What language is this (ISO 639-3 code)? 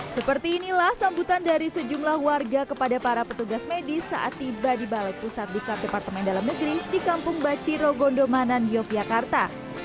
ind